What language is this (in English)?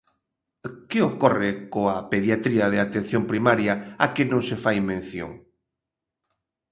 Galician